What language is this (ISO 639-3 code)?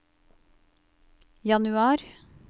nor